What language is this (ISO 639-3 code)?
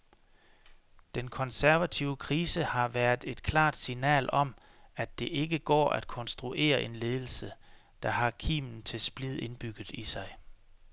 dan